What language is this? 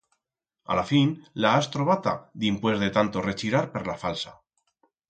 Aragonese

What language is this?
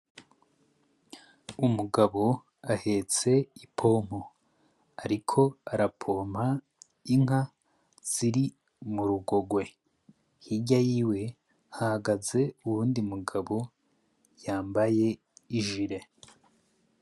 Rundi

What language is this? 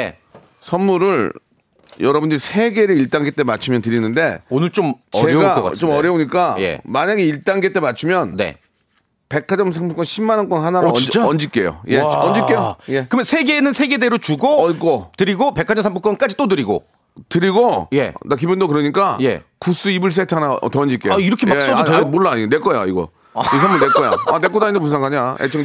Korean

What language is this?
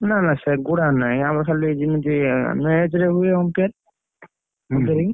Odia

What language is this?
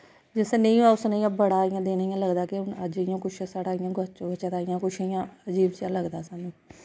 Dogri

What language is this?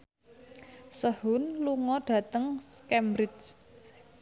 Javanese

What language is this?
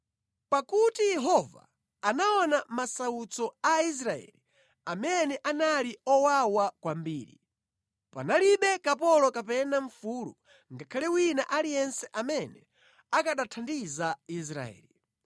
Nyanja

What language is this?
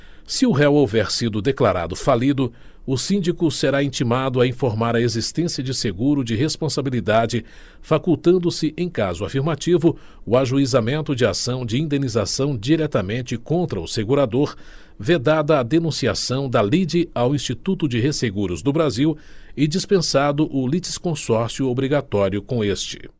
Portuguese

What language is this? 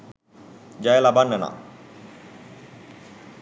Sinhala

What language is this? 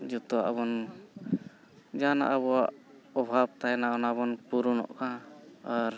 Santali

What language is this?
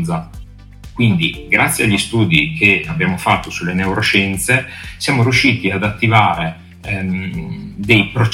Italian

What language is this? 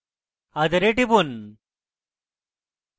Bangla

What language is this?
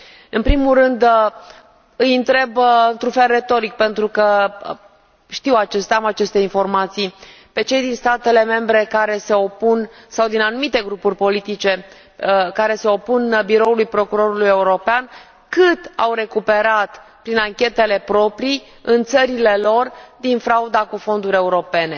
Romanian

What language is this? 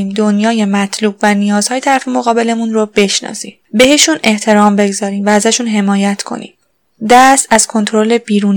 Persian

